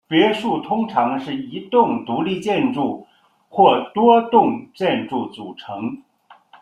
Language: Chinese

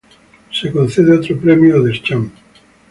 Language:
Spanish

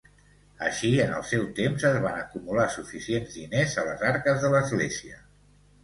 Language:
Catalan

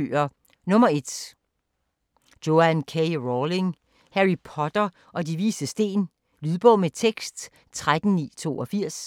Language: Danish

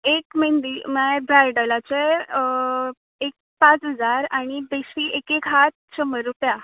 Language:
Konkani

